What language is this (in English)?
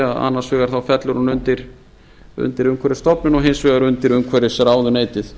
Icelandic